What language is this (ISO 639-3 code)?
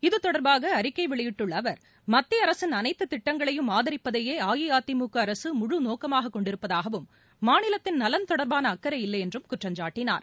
tam